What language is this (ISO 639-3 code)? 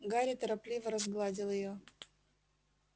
rus